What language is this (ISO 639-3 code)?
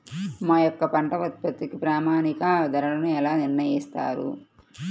tel